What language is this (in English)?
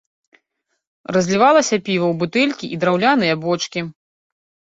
Belarusian